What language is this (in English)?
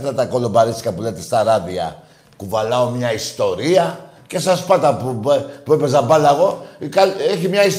Greek